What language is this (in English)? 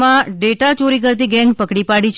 Gujarati